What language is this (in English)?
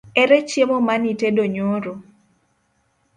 Luo (Kenya and Tanzania)